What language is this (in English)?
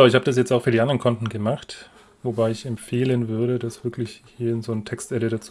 German